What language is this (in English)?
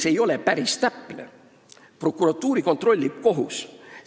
Estonian